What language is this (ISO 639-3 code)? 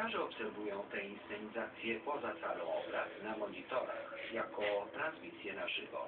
pol